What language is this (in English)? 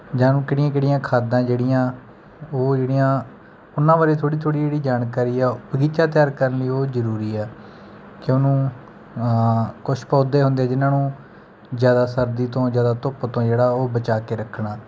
Punjabi